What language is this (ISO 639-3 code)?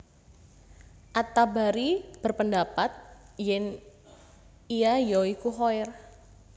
jav